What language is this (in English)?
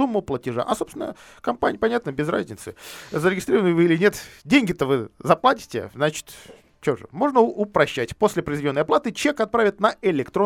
Russian